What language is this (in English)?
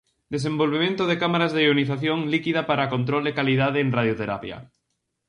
Galician